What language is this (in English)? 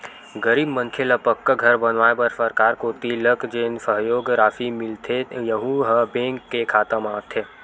Chhattisgarhi